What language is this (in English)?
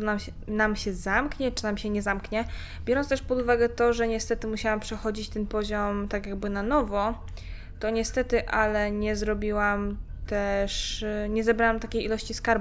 Polish